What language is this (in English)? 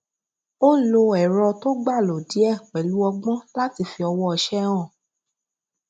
Yoruba